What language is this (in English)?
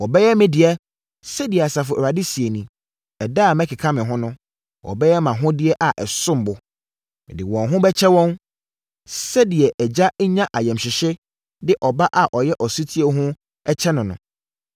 Akan